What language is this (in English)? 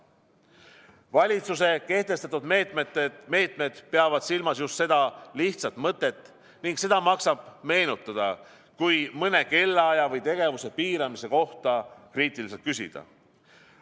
Estonian